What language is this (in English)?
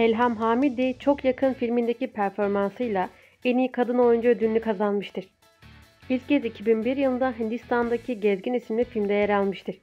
Turkish